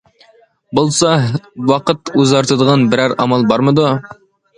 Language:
Uyghur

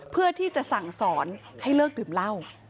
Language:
Thai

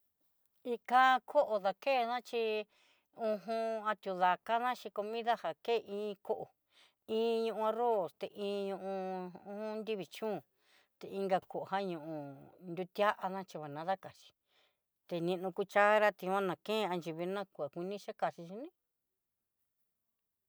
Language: Southeastern Nochixtlán Mixtec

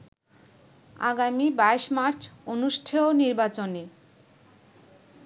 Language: Bangla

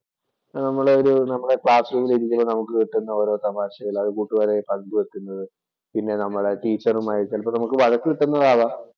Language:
Malayalam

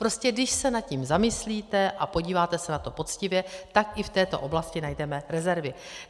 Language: Czech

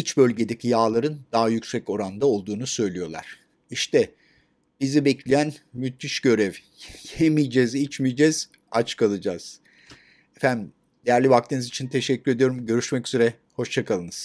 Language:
Turkish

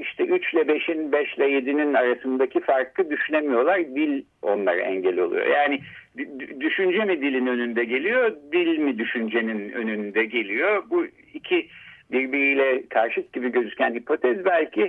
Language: Turkish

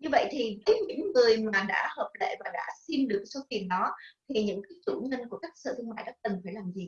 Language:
Vietnamese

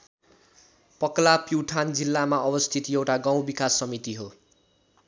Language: Nepali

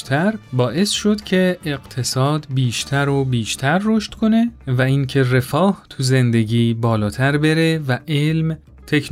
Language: Persian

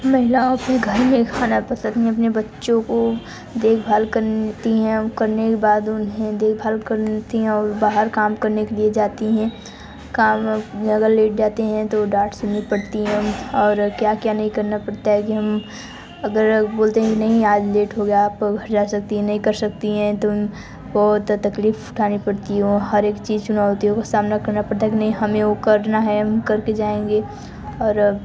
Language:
Hindi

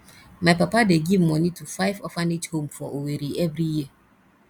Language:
Nigerian Pidgin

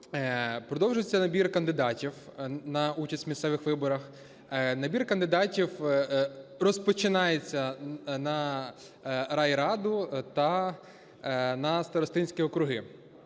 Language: Ukrainian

